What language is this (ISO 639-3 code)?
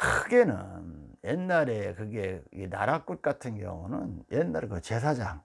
kor